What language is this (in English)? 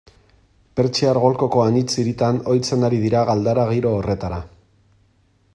Basque